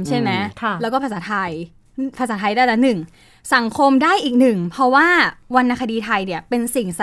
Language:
Thai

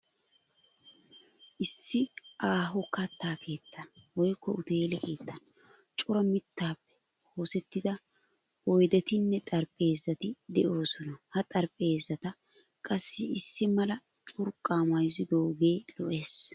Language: Wolaytta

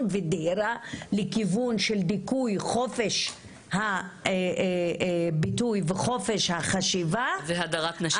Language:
Hebrew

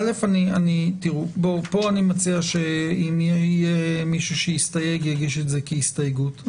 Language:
Hebrew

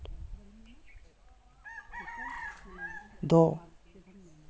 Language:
Santali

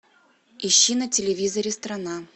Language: Russian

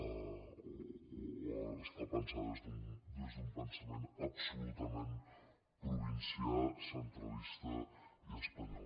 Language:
Catalan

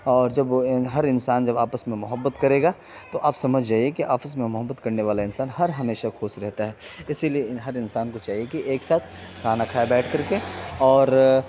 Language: Urdu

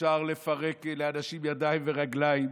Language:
Hebrew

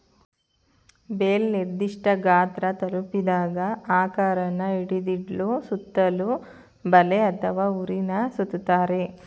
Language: Kannada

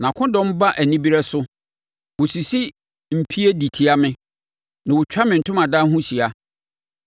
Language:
Akan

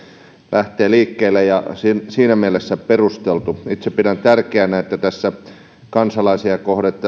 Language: Finnish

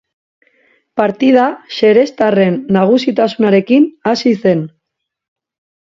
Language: Basque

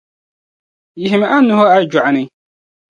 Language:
Dagbani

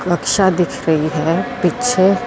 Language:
Punjabi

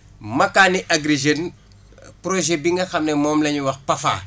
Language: Wolof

